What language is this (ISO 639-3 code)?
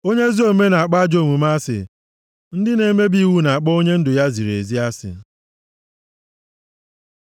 ibo